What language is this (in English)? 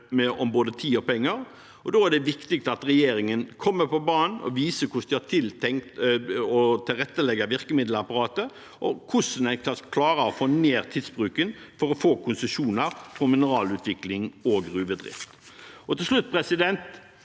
Norwegian